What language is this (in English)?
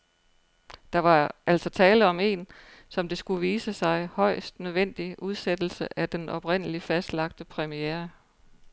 Danish